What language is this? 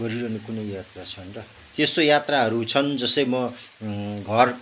Nepali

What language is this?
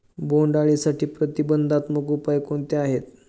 Marathi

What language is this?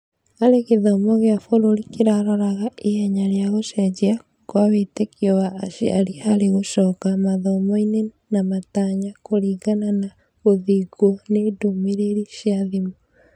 Kikuyu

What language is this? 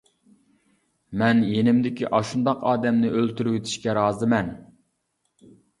Uyghur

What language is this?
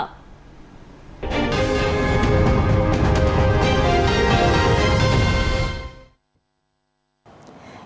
Vietnamese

